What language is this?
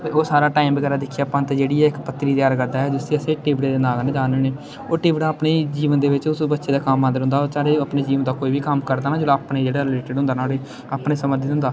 Dogri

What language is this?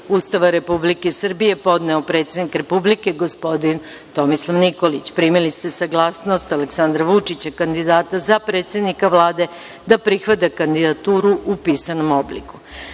Serbian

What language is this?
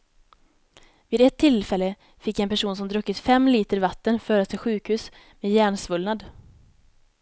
Swedish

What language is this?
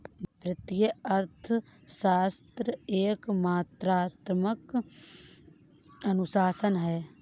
Hindi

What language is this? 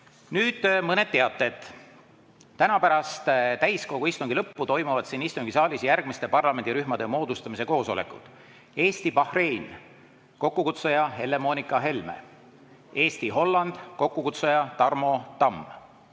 Estonian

